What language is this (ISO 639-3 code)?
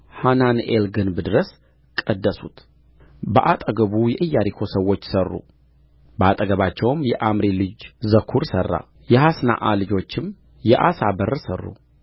amh